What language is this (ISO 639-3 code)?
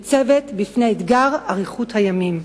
heb